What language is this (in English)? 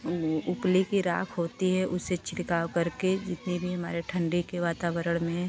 Hindi